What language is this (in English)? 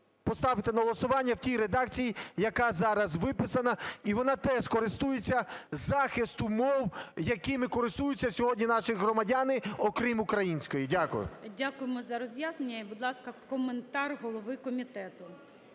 Ukrainian